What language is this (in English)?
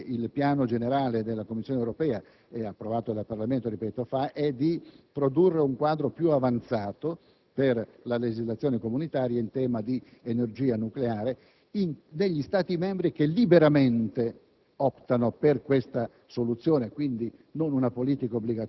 Italian